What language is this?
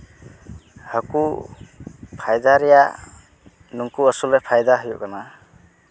Santali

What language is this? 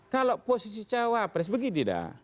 Indonesian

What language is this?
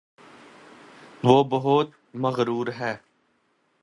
Urdu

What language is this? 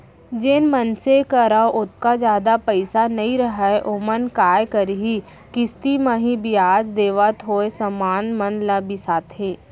Chhattisgarhi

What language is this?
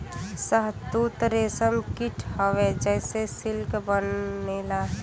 Bhojpuri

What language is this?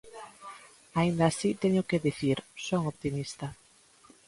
Galician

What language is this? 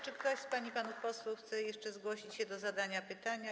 Polish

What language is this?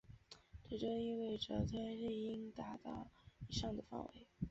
Chinese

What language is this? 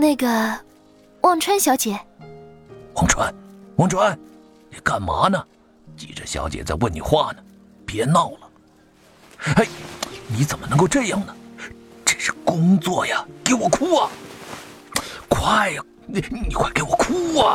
Chinese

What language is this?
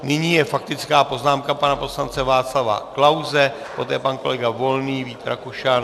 Czech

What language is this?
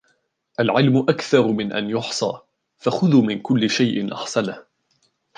Arabic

